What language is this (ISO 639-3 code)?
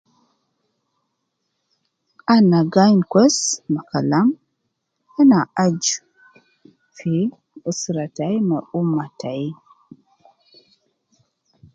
kcn